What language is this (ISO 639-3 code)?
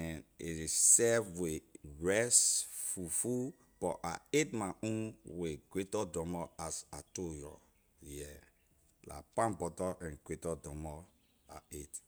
lir